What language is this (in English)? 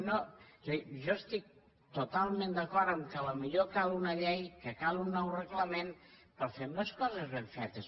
Catalan